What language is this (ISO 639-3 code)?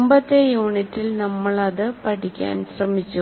mal